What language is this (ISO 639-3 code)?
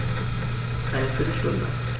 deu